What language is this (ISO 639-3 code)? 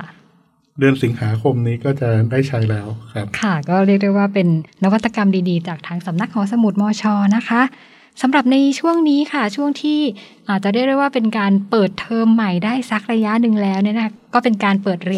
tha